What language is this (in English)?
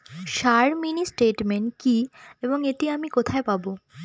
Bangla